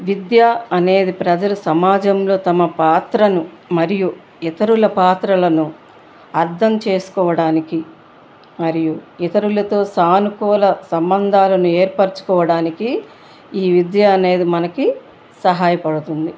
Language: Telugu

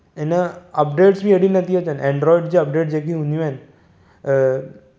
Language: Sindhi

